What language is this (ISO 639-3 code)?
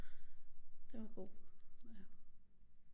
dan